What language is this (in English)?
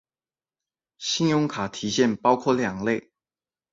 Chinese